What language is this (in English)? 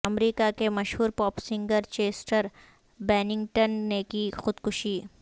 Urdu